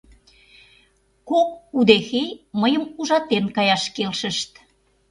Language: Mari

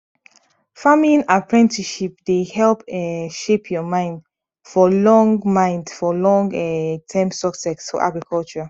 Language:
Nigerian Pidgin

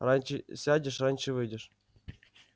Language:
Russian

